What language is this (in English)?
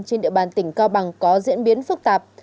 Vietnamese